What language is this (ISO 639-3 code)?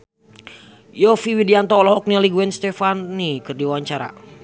sun